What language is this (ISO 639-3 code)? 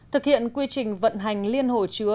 vie